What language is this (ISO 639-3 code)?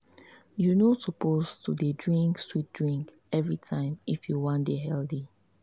pcm